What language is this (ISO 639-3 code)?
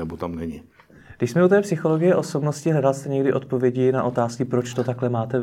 ces